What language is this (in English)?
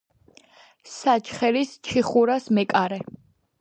Georgian